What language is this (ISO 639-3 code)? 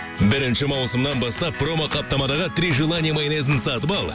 kaz